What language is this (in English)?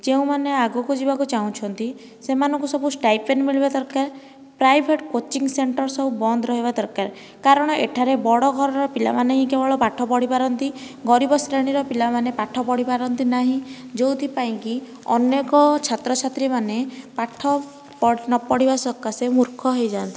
Odia